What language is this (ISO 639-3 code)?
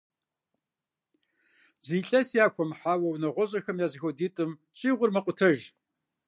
kbd